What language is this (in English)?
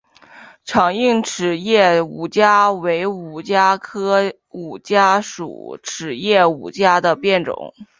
Chinese